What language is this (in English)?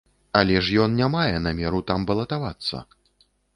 Belarusian